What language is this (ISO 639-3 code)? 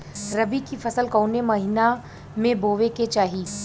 bho